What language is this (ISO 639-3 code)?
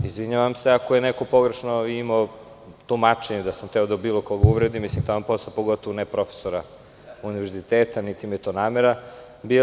srp